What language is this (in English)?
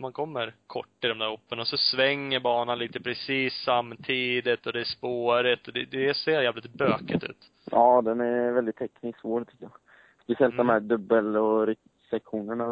Swedish